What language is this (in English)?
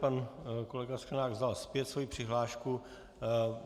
Czech